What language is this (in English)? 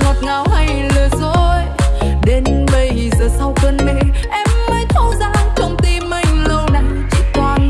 Vietnamese